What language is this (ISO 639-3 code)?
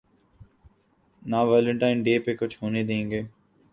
urd